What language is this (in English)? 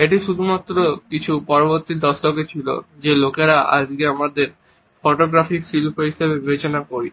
Bangla